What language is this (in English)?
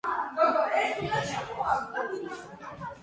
Georgian